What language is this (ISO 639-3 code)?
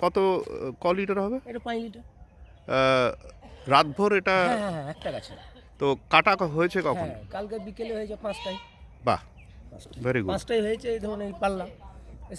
ben